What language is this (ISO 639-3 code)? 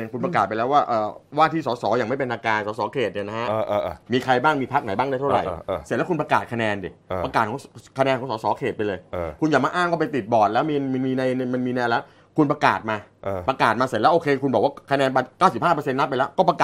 tha